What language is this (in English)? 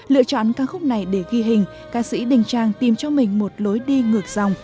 Vietnamese